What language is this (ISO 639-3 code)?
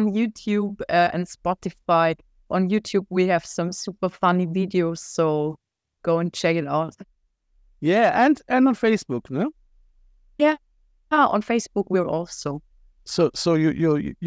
eng